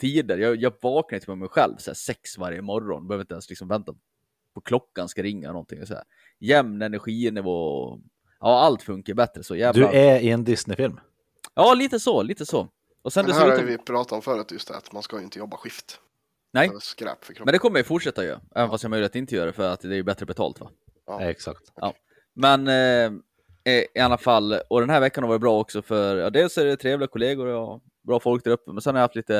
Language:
Swedish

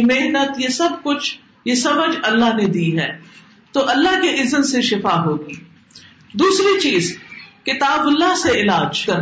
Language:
Urdu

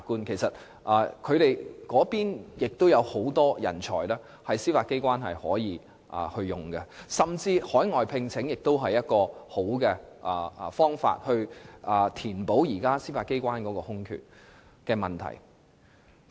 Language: Cantonese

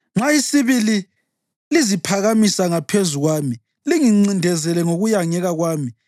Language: North Ndebele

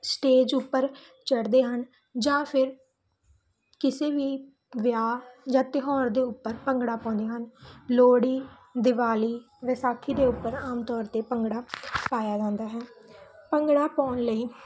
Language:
Punjabi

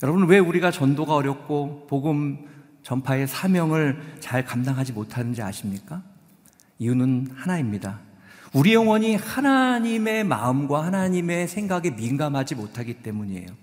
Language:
Korean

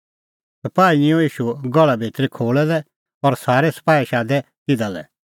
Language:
Kullu Pahari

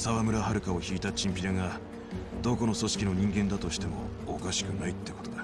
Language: Japanese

